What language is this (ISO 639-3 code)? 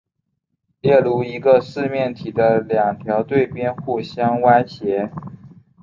zho